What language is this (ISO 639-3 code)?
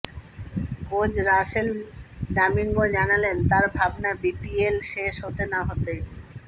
ben